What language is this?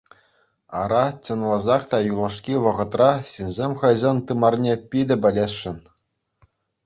Chuvash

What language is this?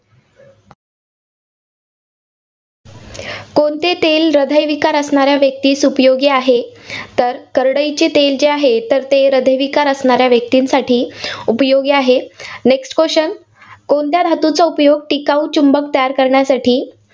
Marathi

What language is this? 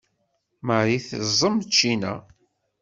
Kabyle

